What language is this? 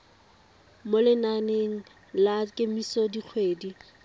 Tswana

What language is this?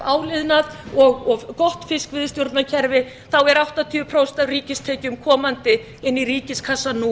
Icelandic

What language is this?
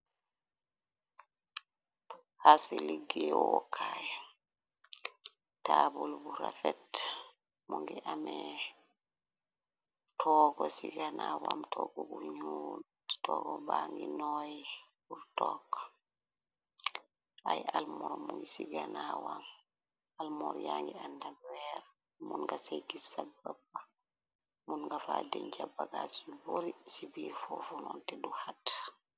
Wolof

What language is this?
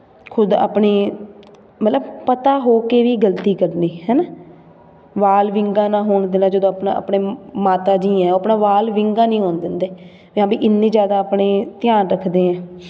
Punjabi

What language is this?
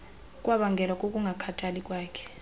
Xhosa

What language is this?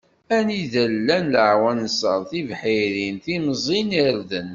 Kabyle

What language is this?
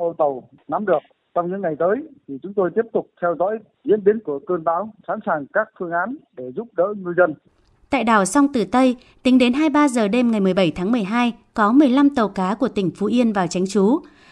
Vietnamese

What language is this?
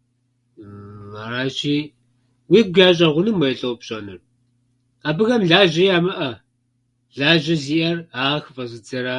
Kabardian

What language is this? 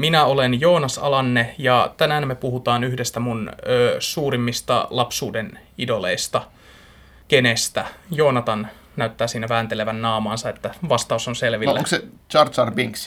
Finnish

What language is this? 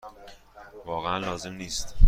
Persian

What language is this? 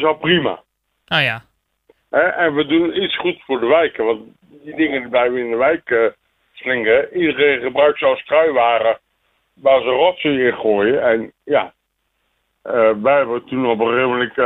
Dutch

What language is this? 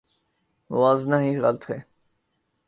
Urdu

